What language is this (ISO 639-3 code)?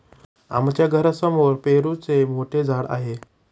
mar